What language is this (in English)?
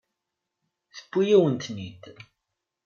Kabyle